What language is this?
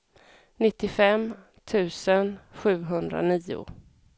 Swedish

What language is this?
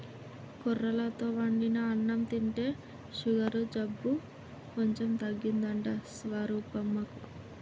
Telugu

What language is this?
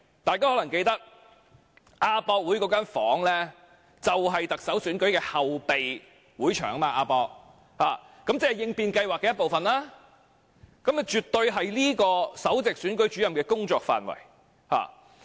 Cantonese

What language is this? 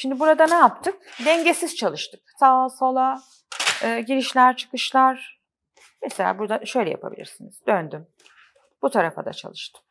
Turkish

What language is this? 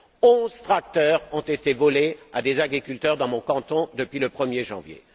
French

